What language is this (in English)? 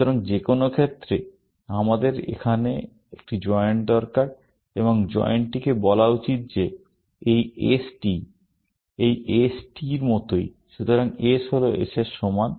Bangla